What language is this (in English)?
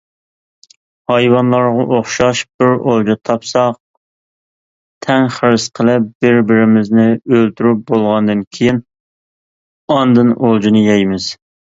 Uyghur